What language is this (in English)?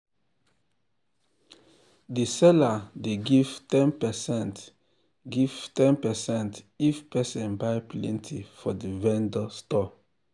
Nigerian Pidgin